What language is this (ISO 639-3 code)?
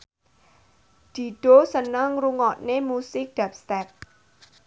jav